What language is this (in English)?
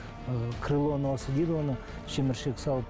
Kazakh